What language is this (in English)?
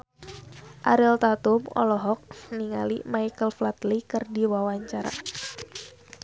Sundanese